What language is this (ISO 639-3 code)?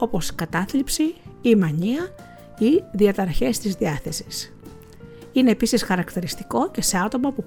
ell